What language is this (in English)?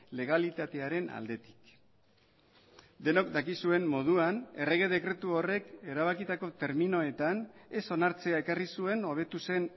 Basque